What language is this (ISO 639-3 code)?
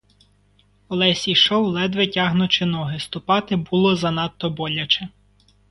ukr